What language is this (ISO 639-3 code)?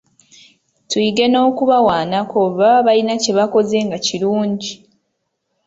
lug